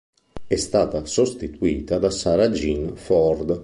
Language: Italian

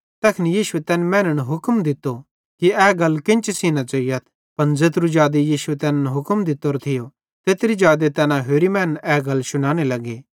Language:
Bhadrawahi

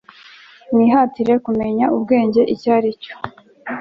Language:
Kinyarwanda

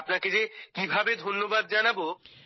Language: Bangla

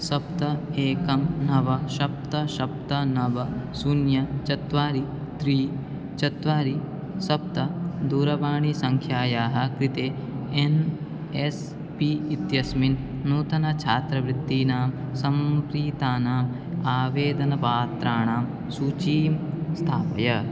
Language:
Sanskrit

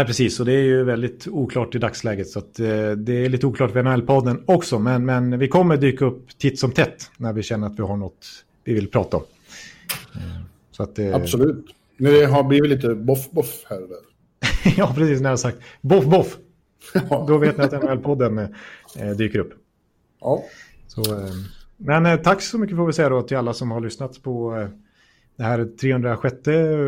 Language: Swedish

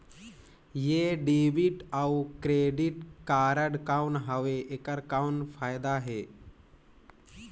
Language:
Chhattisgarhi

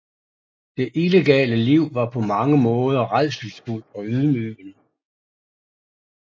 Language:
Danish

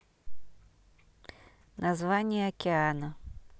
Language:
Russian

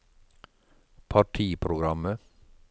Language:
Norwegian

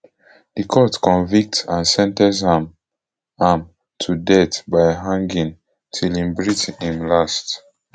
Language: Nigerian Pidgin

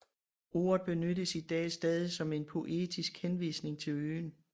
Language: Danish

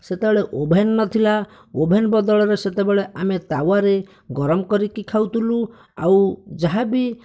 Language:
Odia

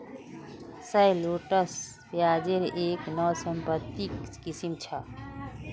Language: Magahi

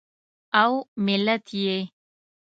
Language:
Pashto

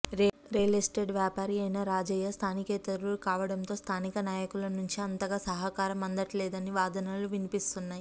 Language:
Telugu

